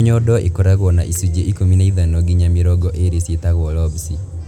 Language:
Kikuyu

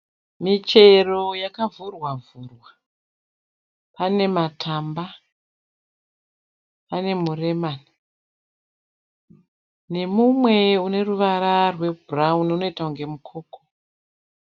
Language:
Shona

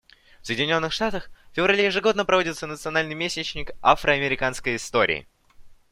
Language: Russian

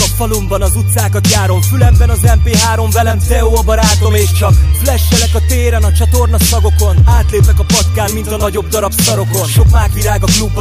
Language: Hungarian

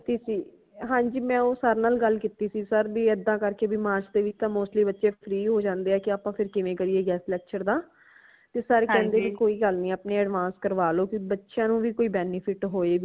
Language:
Punjabi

